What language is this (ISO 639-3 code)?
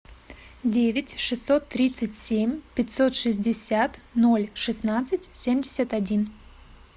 rus